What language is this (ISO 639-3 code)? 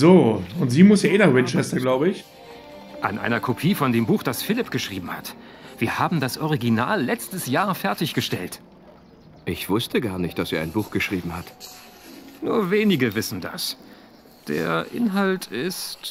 deu